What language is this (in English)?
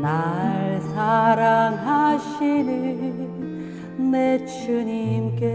Korean